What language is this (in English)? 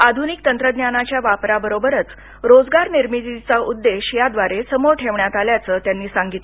Marathi